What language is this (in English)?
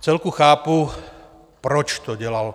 Czech